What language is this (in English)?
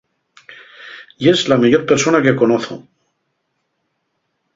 Asturian